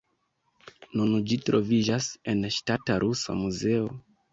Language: Esperanto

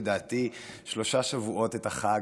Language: Hebrew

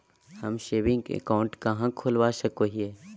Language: Magahi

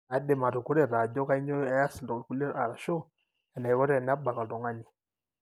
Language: Masai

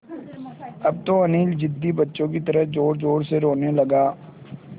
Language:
Hindi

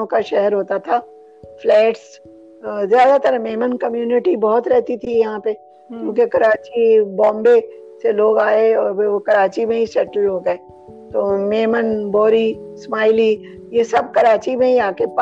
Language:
Urdu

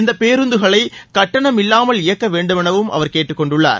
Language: Tamil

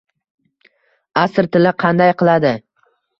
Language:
Uzbek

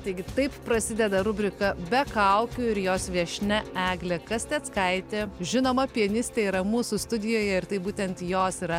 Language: Lithuanian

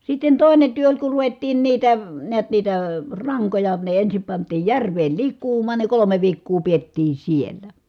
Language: Finnish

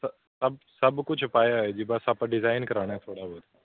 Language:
Punjabi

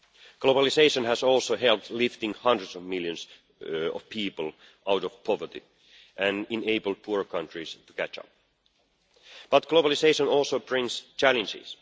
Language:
English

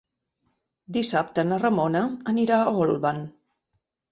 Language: Catalan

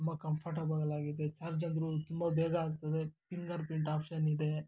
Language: Kannada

